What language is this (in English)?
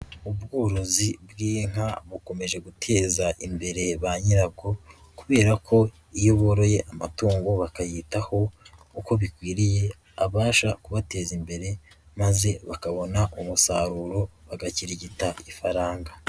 Kinyarwanda